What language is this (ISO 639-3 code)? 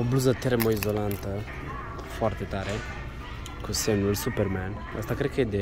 ron